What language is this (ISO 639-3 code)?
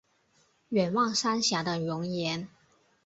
zho